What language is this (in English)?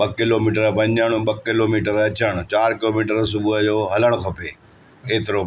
Sindhi